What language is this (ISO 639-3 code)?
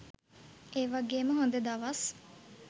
sin